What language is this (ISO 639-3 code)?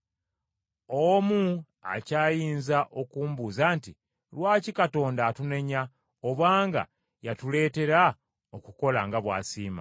lug